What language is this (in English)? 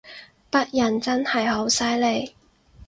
Cantonese